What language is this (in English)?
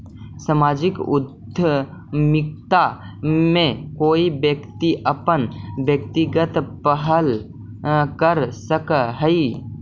Magahi